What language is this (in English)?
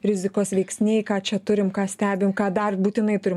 Lithuanian